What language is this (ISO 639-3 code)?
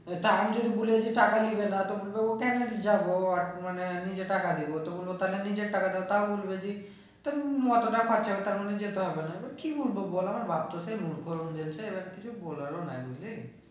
ben